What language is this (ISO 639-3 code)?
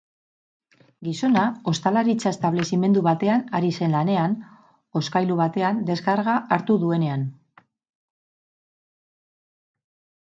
eus